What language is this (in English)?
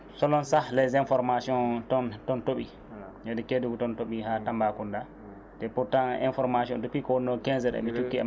Fula